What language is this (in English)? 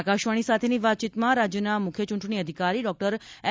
Gujarati